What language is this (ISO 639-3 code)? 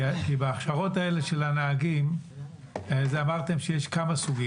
heb